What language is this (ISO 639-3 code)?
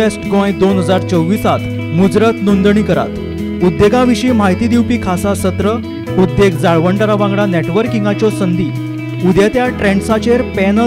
mar